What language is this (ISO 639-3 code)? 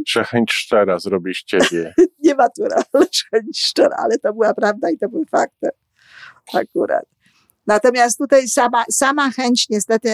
pol